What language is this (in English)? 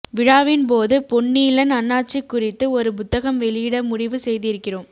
Tamil